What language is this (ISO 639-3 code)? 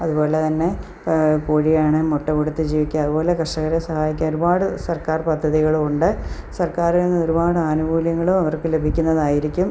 mal